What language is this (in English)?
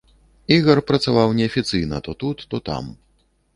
Belarusian